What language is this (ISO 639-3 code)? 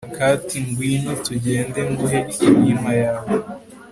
kin